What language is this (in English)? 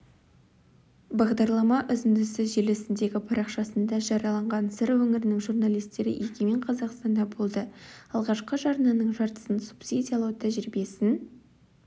Kazakh